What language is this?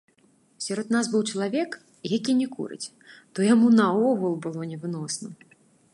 Belarusian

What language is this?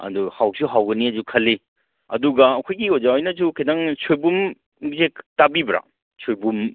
Manipuri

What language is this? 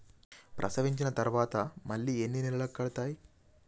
Telugu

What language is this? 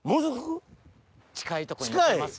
Japanese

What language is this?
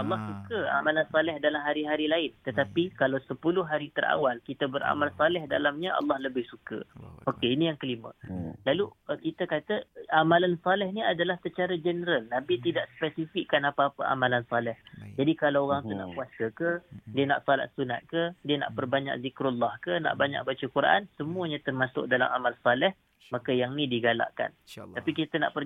Malay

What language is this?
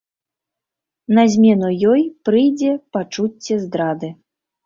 Belarusian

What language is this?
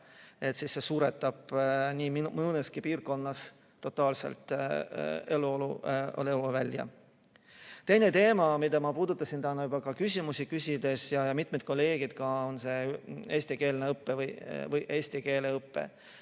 Estonian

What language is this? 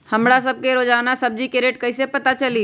Magahi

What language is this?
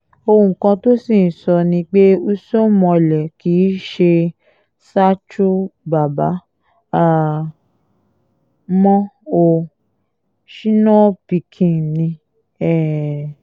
Yoruba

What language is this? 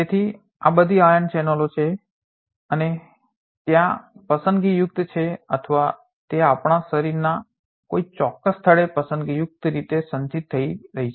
Gujarati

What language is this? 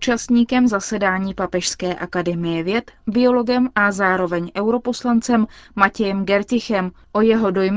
Czech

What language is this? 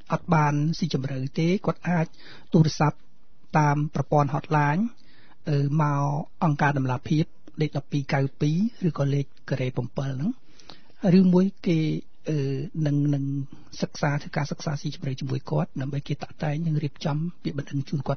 Thai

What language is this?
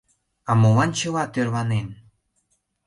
Mari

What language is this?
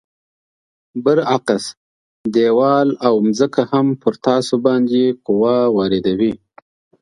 Pashto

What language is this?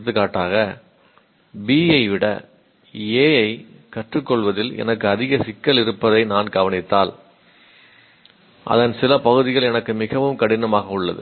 Tamil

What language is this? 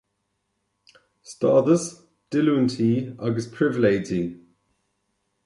Irish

